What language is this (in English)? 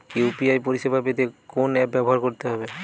Bangla